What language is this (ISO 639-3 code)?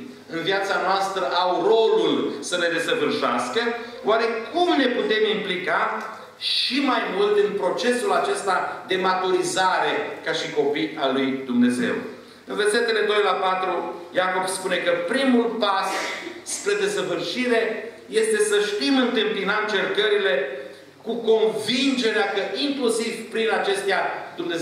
ron